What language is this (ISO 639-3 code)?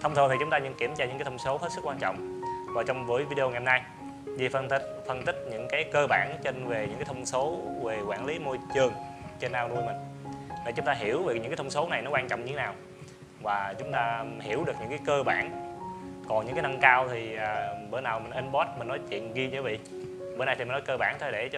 vie